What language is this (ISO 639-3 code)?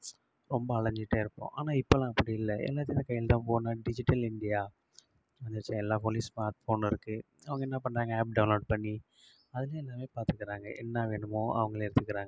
tam